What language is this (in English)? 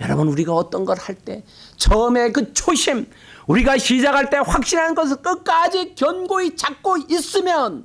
Korean